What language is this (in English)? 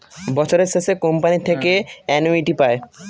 Bangla